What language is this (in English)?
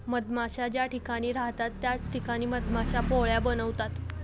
Marathi